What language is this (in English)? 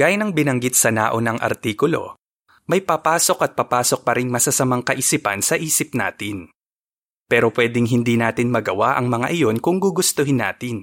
Filipino